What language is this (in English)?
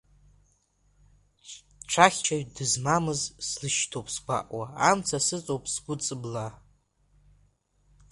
Abkhazian